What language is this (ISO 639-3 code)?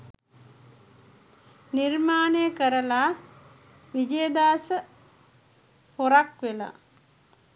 sin